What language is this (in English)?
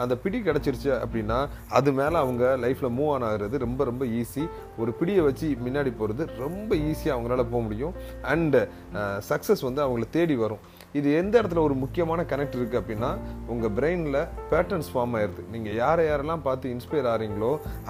Tamil